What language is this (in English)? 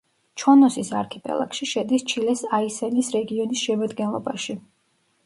Georgian